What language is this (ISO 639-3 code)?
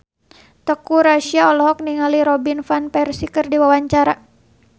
sun